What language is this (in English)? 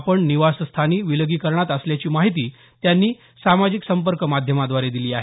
Marathi